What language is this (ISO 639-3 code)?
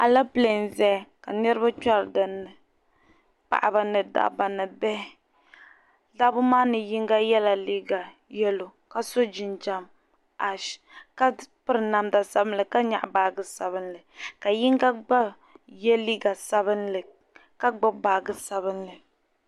dag